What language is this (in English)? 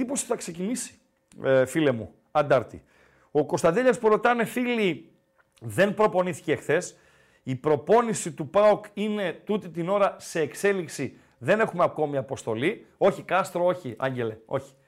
Greek